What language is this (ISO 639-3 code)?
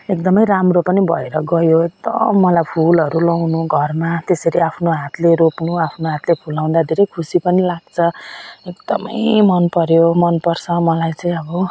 nep